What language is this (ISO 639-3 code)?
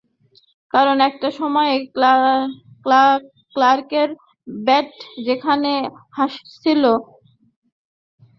ben